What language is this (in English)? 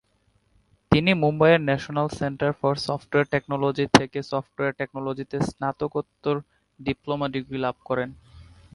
Bangla